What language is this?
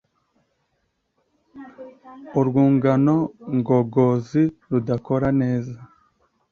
Kinyarwanda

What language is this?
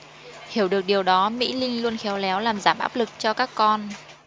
Vietnamese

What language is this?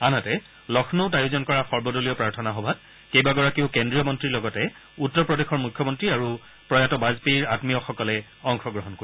Assamese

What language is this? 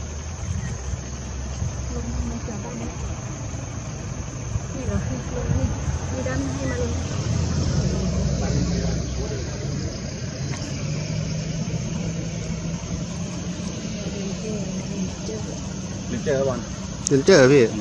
Thai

